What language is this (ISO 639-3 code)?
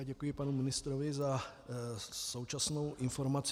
ces